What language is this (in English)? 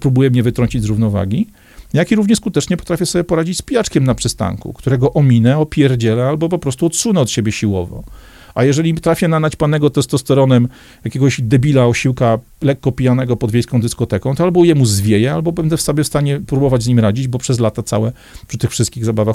Polish